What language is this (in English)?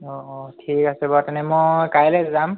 Assamese